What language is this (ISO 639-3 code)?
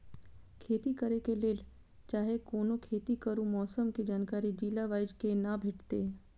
mai